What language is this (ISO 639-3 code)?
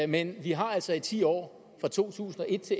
dan